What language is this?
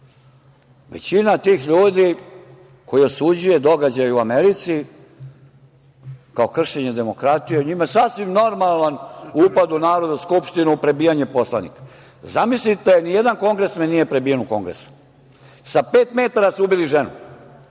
Serbian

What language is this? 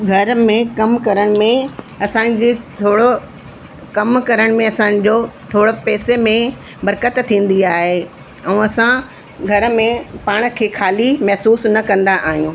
Sindhi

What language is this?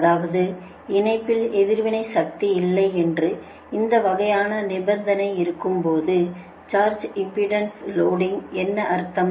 Tamil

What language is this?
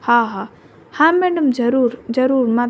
Sindhi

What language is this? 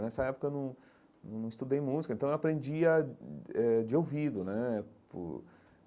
Portuguese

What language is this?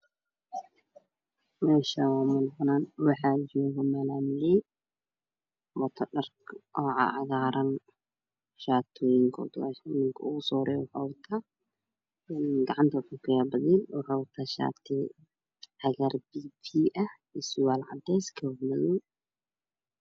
Somali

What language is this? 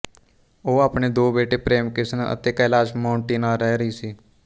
Punjabi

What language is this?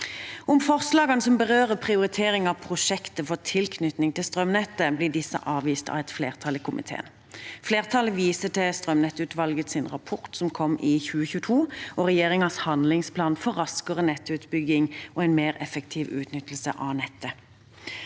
Norwegian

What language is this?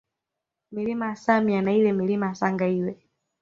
Swahili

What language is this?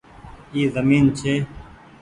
Goaria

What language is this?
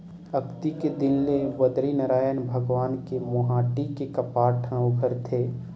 Chhattisgarhi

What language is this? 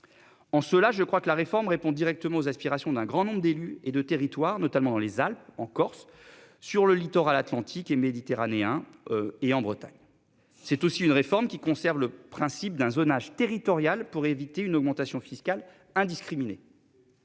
French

